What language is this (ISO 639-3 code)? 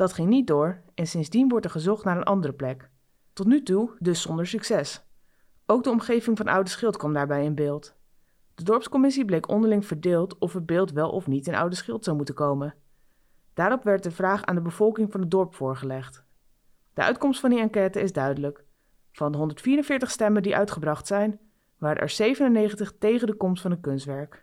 nld